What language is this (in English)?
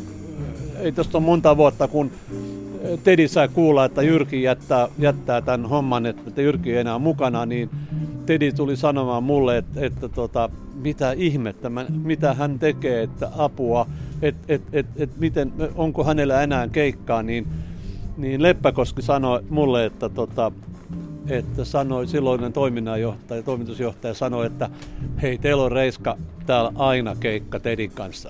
Finnish